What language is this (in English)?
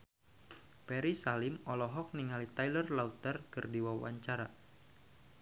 Sundanese